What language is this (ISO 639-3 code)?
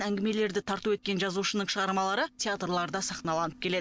kaz